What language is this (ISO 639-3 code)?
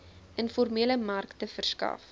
afr